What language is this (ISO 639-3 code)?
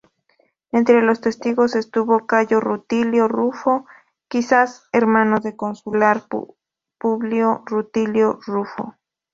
spa